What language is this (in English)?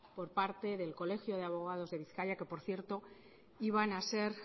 Spanish